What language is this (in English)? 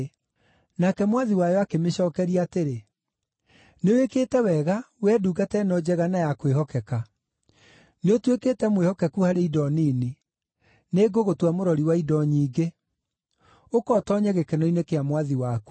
Kikuyu